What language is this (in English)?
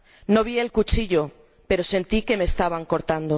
Spanish